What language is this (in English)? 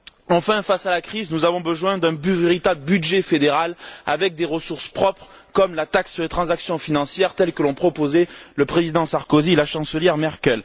French